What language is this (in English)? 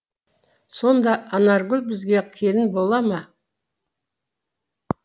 Kazakh